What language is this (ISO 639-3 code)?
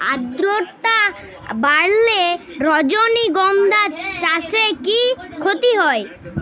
ben